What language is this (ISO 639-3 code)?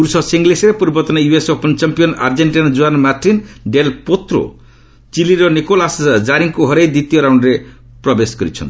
ori